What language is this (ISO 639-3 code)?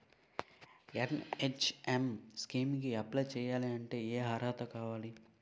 tel